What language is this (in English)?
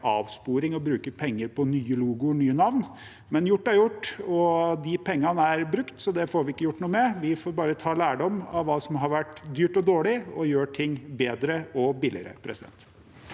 Norwegian